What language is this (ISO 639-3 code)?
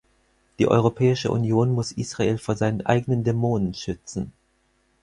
deu